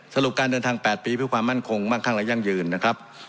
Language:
Thai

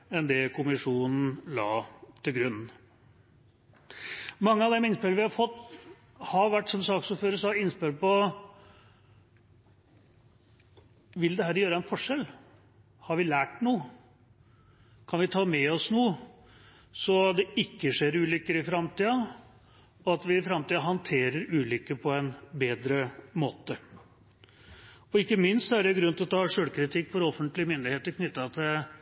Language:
Norwegian Bokmål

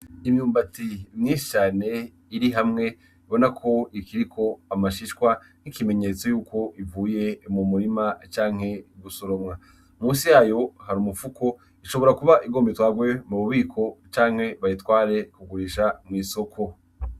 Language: Rundi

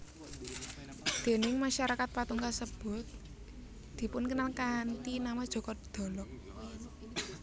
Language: Javanese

